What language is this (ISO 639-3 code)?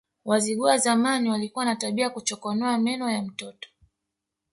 swa